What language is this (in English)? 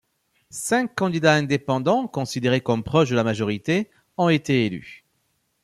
French